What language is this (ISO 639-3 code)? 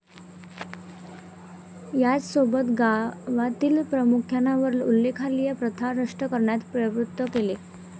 mar